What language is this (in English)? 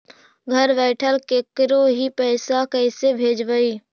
Magahi